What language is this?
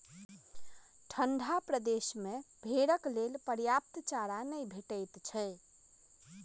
Maithili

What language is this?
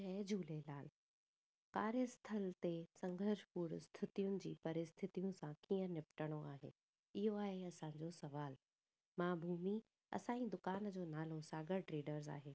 Sindhi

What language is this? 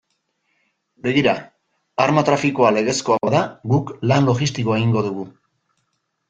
Basque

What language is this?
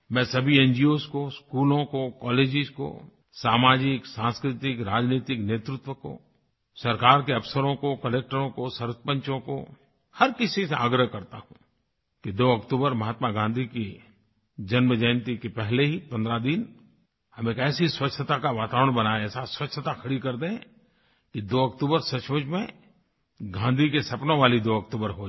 Hindi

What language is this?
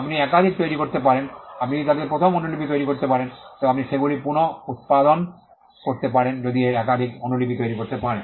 Bangla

